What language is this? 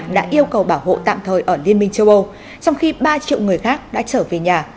Vietnamese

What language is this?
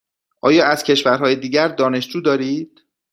Persian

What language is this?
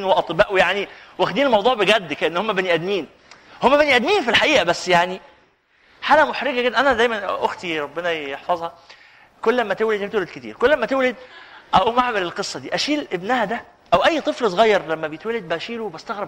Arabic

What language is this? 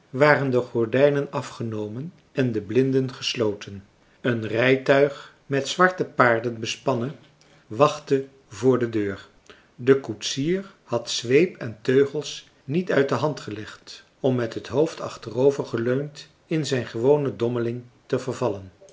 Dutch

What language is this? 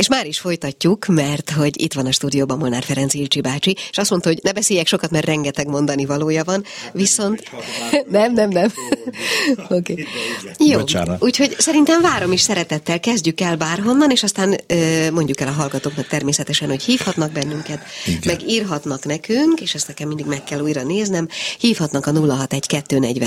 Hungarian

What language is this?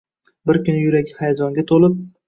Uzbek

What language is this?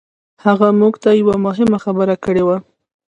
Pashto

